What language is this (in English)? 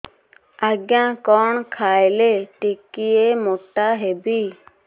Odia